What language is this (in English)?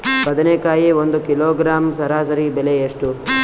Kannada